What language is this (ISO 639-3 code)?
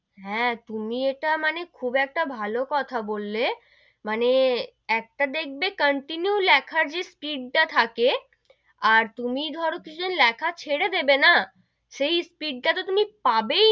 ben